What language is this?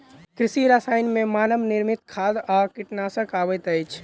Maithili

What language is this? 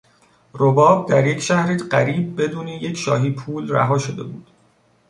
Persian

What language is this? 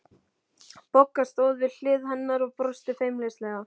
Icelandic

